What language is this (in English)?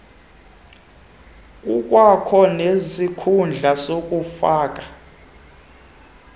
Xhosa